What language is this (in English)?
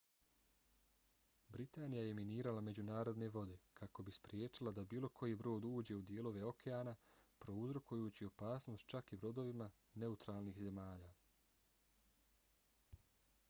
Bosnian